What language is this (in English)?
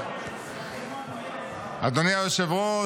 Hebrew